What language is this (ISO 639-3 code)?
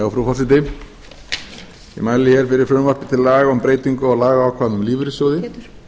isl